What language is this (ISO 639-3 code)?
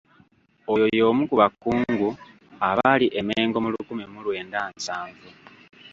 lug